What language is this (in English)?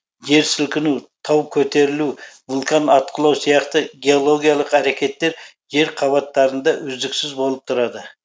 Kazakh